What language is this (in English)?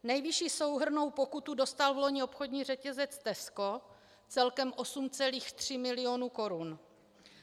Czech